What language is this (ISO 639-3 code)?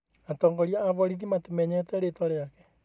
kik